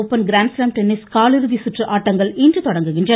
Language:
Tamil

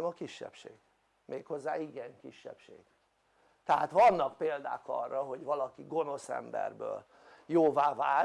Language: Hungarian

